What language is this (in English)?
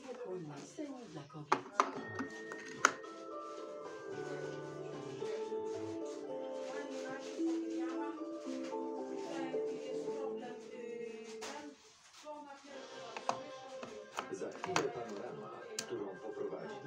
Polish